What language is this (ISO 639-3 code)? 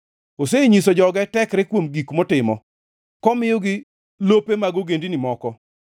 luo